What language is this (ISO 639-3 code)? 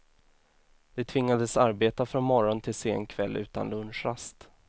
swe